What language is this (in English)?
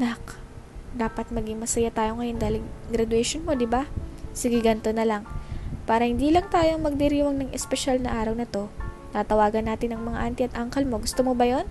Filipino